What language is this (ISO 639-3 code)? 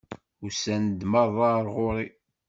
kab